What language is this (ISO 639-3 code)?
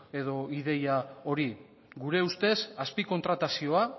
eus